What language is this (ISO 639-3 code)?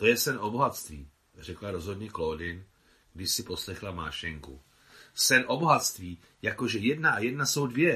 ces